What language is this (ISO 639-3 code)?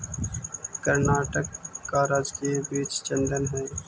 mag